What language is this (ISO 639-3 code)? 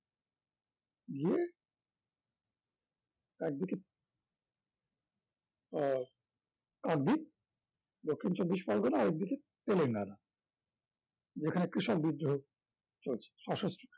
ben